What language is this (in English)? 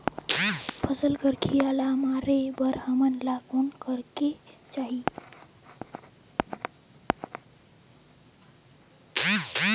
Chhattisgarhi